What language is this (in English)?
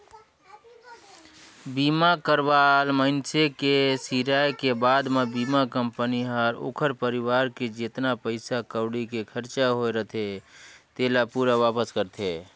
Chhattisgarhi